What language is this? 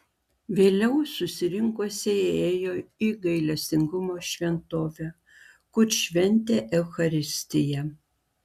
Lithuanian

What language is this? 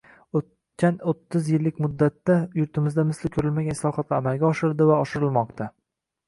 Uzbek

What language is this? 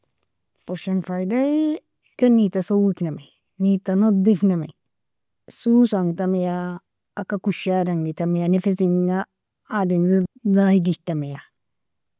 Nobiin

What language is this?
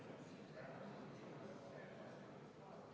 Estonian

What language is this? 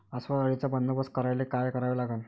Marathi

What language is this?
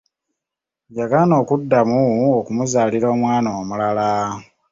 Ganda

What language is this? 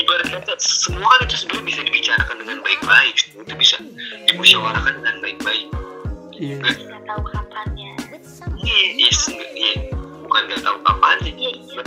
Indonesian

